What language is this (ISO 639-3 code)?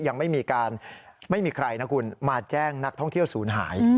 tha